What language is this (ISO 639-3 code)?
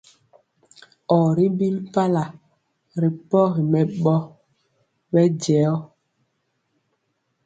mcx